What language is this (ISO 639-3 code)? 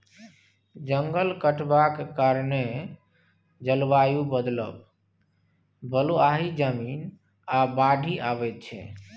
mai